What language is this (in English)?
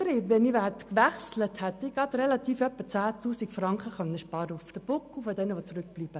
Swiss German